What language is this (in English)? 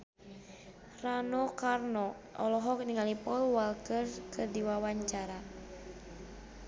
Sundanese